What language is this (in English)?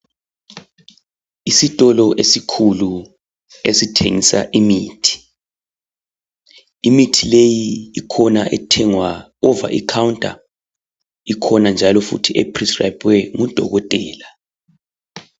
North Ndebele